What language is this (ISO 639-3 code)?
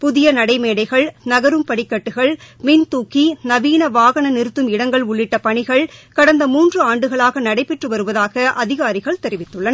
tam